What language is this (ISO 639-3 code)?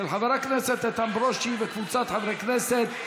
heb